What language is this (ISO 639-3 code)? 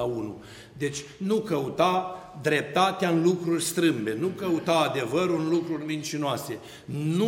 ron